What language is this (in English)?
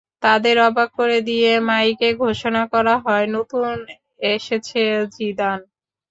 Bangla